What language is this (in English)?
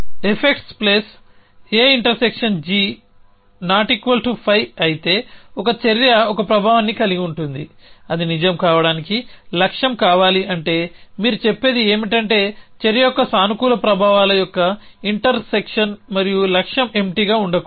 Telugu